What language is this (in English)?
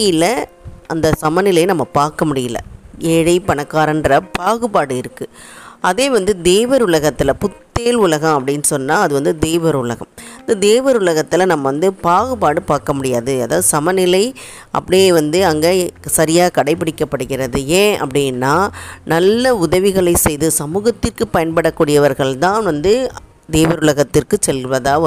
Tamil